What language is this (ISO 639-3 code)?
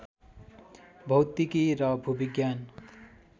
nep